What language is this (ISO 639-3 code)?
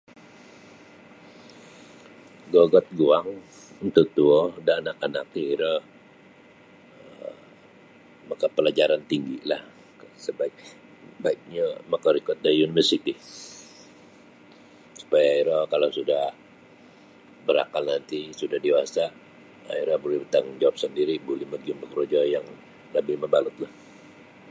bsy